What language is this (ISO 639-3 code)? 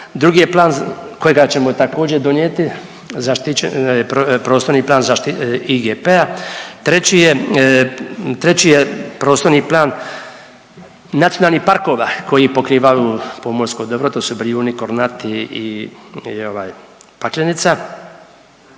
hrv